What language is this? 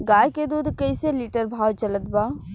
Bhojpuri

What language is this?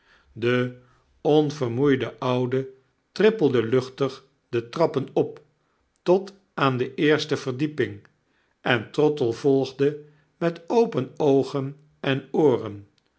Dutch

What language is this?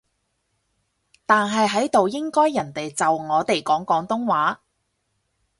Cantonese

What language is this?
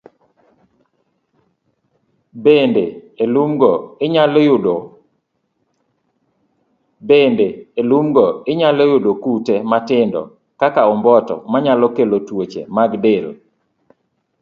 Luo (Kenya and Tanzania)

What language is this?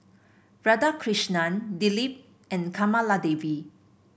English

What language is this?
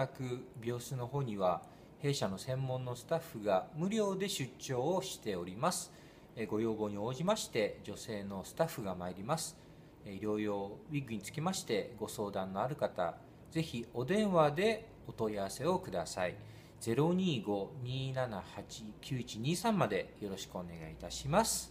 Japanese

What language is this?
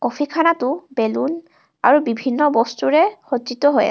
Assamese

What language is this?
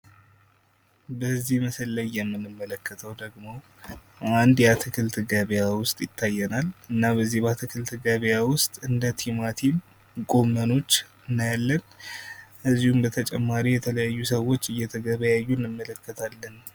Amharic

